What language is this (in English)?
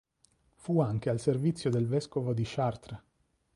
Italian